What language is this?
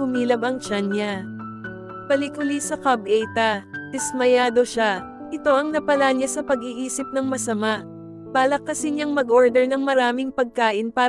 Filipino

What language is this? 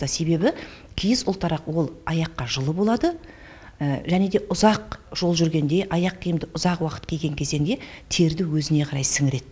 Kazakh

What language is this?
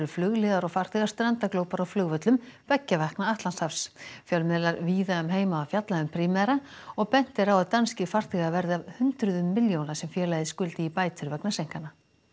Icelandic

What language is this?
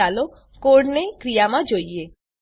Gujarati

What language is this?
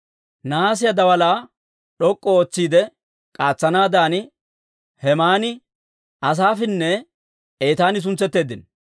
Dawro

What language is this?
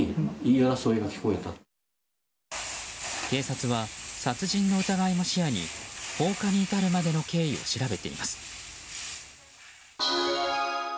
Japanese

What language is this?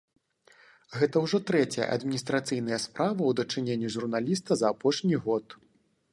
Belarusian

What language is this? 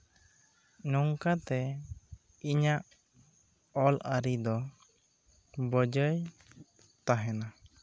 Santali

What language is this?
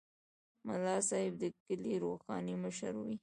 Pashto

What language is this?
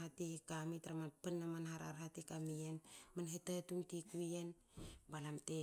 Hakö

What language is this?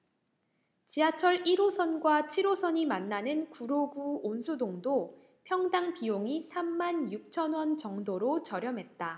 Korean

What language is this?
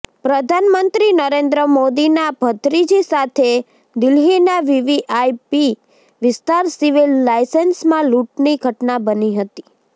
Gujarati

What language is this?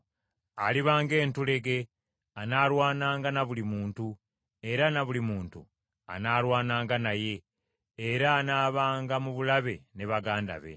Ganda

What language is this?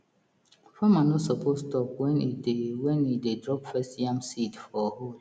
Nigerian Pidgin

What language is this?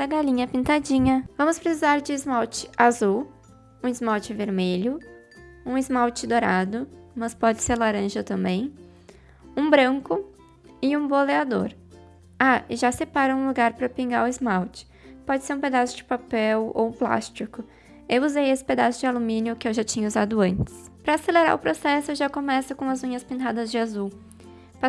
Portuguese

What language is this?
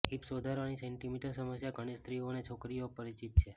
Gujarati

